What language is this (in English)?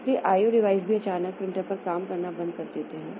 Hindi